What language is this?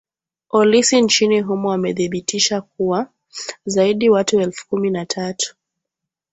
Swahili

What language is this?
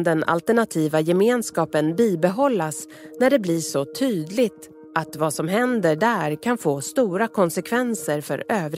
Swedish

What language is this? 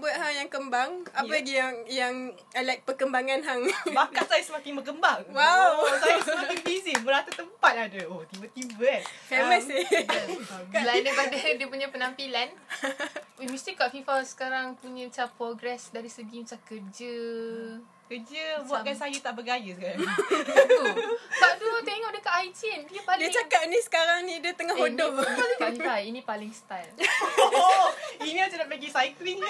Malay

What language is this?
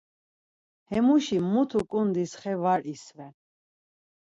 Laz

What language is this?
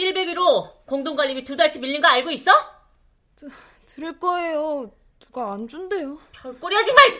Korean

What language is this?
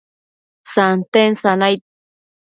Matsés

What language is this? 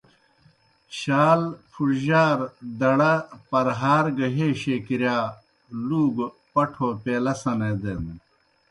Kohistani Shina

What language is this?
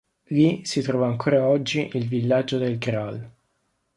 Italian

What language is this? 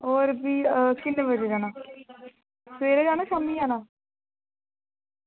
Dogri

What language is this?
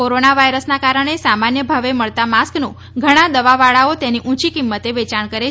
Gujarati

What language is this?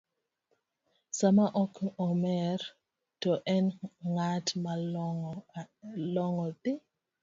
Luo (Kenya and Tanzania)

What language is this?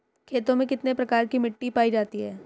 Hindi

